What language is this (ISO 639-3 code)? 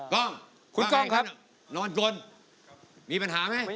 tha